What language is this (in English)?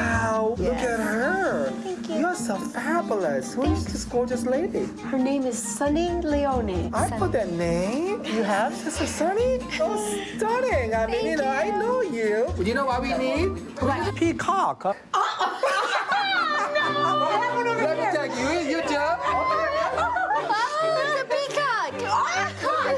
English